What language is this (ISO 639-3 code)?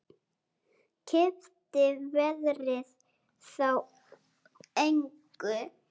isl